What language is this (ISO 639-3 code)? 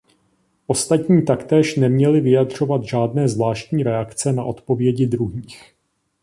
ces